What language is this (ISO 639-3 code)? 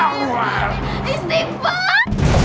ind